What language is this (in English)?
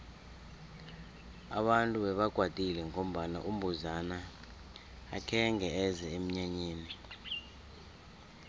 South Ndebele